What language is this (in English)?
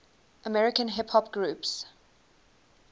English